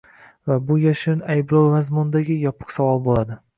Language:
Uzbek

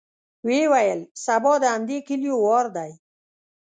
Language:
Pashto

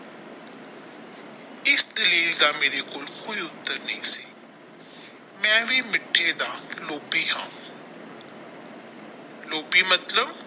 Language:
Punjabi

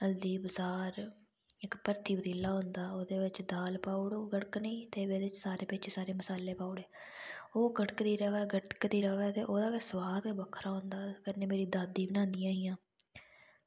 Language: Dogri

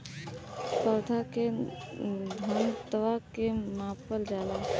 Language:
Bhojpuri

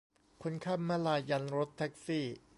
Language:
Thai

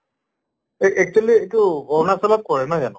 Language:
Assamese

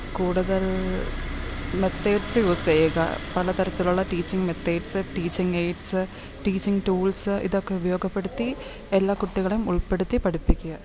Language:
Malayalam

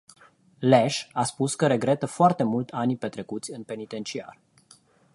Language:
Romanian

